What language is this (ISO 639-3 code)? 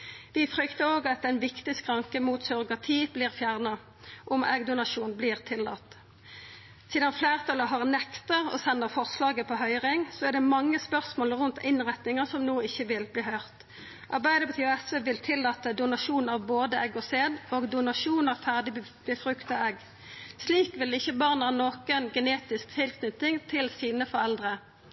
nno